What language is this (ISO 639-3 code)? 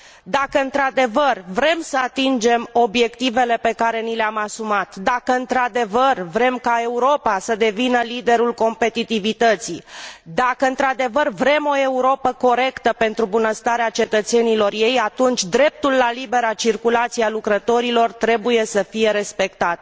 ron